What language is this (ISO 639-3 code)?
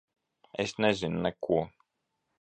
lav